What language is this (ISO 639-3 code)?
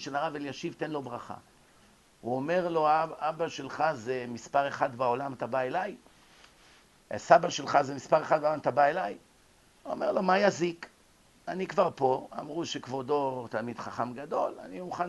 heb